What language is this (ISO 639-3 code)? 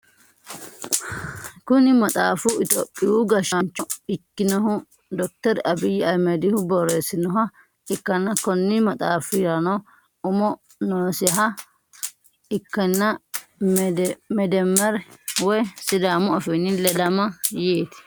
sid